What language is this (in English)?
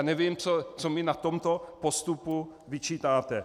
Czech